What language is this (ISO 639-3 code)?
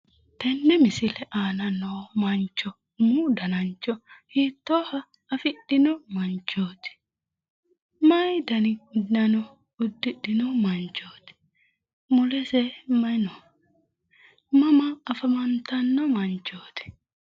sid